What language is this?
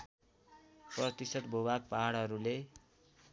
Nepali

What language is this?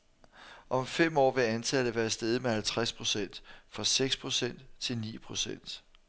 Danish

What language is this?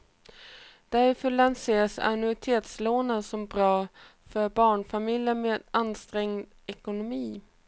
Swedish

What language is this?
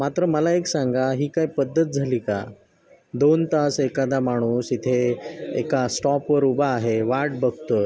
Marathi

